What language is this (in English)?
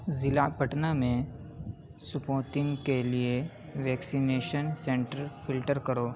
Urdu